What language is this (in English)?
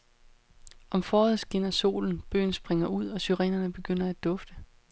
Danish